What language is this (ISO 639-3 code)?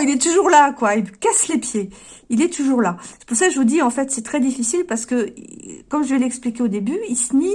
fra